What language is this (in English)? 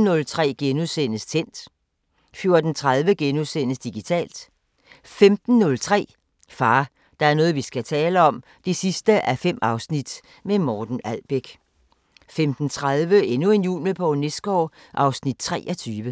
Danish